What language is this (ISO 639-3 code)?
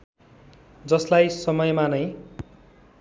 nep